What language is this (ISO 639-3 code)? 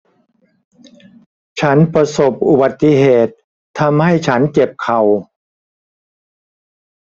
tha